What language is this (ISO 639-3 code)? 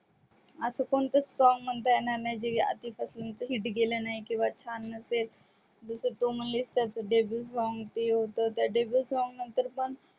mar